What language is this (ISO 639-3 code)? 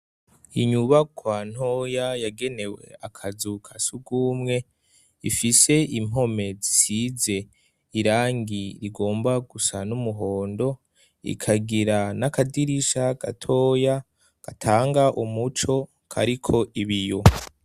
run